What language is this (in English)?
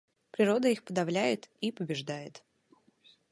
Russian